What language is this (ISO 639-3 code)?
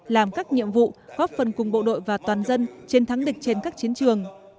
vie